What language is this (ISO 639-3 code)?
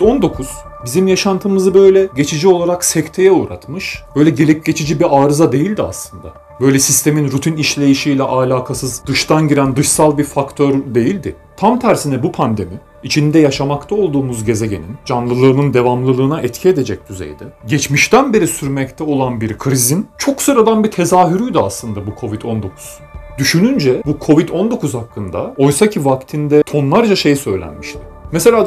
tur